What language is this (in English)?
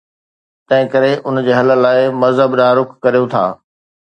Sindhi